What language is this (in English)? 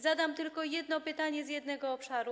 Polish